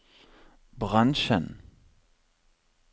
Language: Norwegian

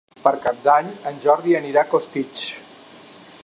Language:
Catalan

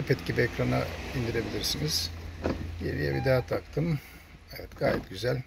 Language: Turkish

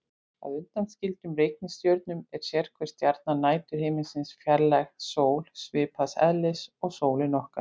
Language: Icelandic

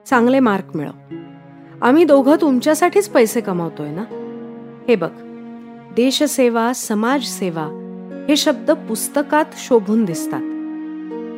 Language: Marathi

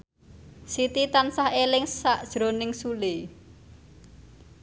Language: Javanese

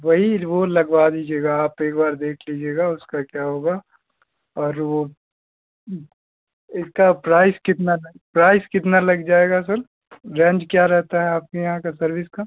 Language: Hindi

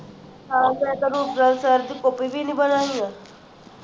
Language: Punjabi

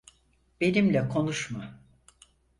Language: Turkish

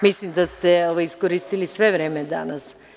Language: Serbian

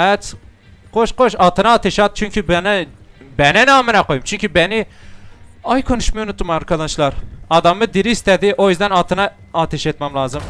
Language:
Turkish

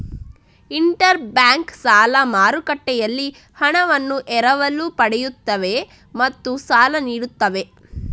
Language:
Kannada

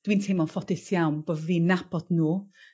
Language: Welsh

